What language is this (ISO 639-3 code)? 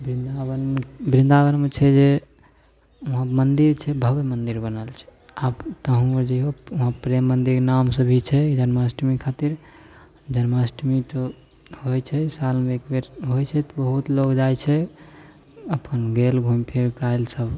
mai